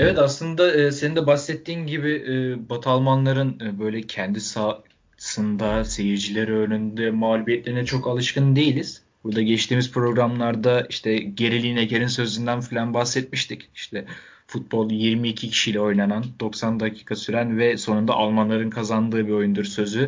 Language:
Turkish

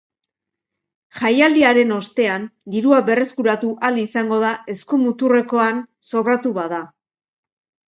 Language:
Basque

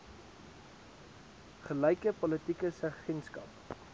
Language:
Afrikaans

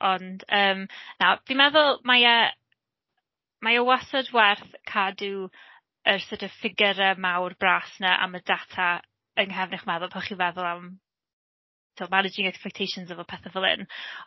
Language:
Welsh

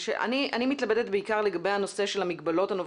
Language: Hebrew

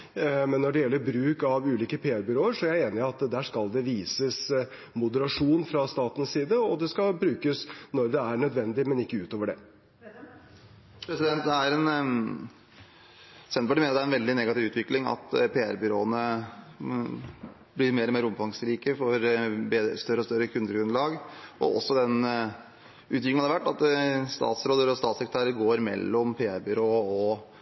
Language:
Norwegian Bokmål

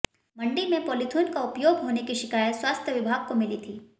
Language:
Hindi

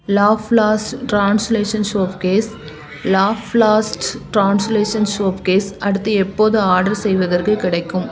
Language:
Tamil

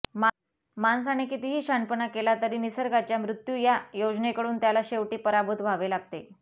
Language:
Marathi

